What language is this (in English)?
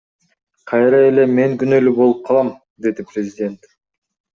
Kyrgyz